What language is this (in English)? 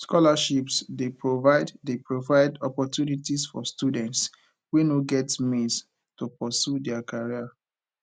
Nigerian Pidgin